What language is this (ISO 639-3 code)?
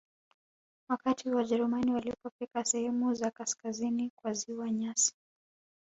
swa